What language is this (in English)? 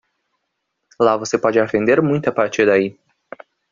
Portuguese